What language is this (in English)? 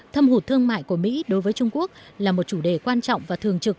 Vietnamese